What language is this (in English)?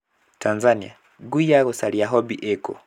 Kikuyu